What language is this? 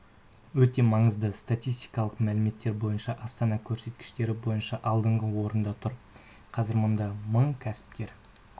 Kazakh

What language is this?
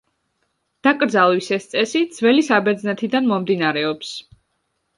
Georgian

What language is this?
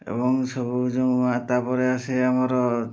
Odia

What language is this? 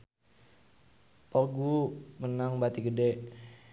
Sundanese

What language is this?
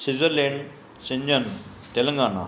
Sindhi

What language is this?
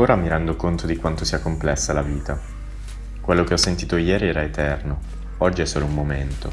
Italian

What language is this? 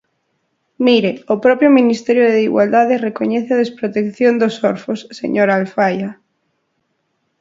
Galician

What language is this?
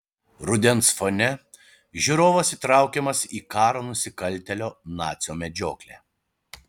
Lithuanian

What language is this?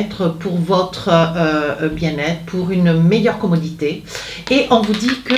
French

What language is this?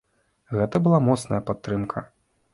Belarusian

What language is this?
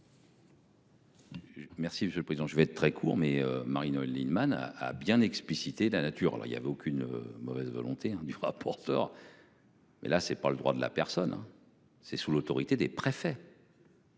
French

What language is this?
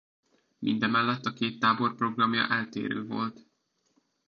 Hungarian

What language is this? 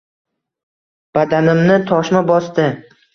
Uzbek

